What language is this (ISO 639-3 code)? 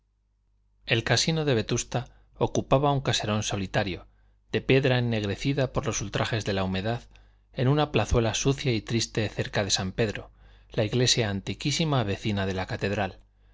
spa